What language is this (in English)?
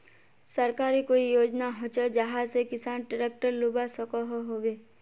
Magahi